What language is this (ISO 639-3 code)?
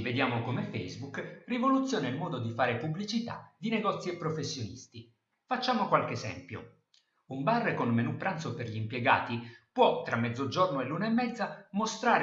ita